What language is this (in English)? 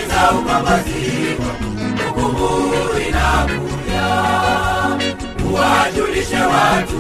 Swahili